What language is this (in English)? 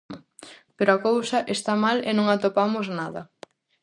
Galician